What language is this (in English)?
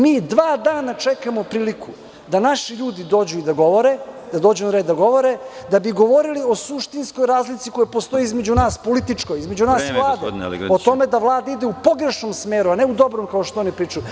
Serbian